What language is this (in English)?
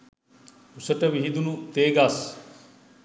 Sinhala